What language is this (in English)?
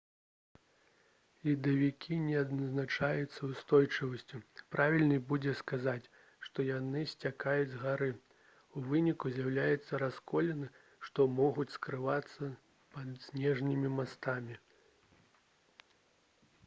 Belarusian